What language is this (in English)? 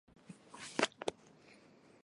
Chinese